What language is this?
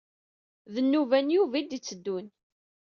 Kabyle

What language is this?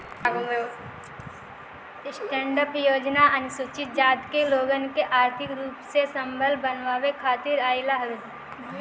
Bhojpuri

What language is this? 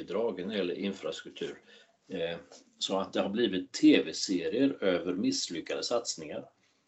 Swedish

